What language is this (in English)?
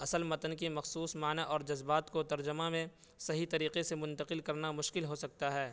Urdu